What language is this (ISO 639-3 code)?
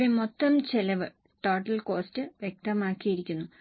mal